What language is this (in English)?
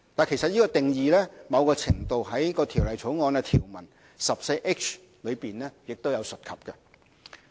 Cantonese